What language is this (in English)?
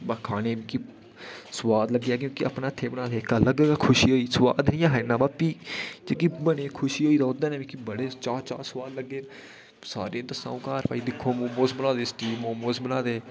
Dogri